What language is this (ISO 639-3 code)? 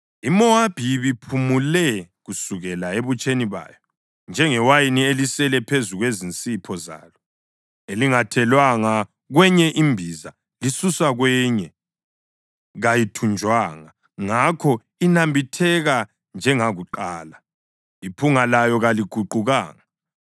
nde